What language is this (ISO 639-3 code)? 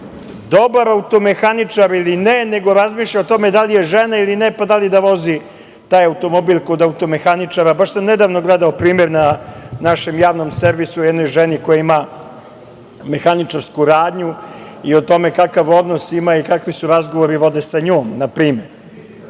srp